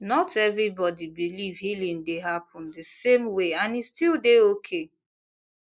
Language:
Nigerian Pidgin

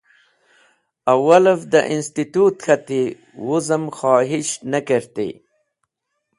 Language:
Wakhi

